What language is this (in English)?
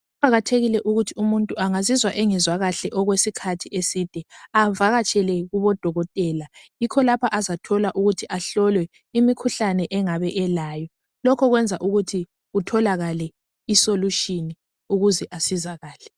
North Ndebele